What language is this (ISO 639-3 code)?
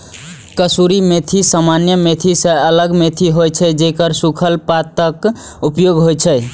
mai